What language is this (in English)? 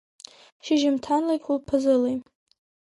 Abkhazian